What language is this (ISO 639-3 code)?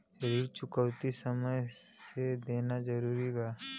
bho